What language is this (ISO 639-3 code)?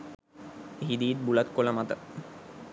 sin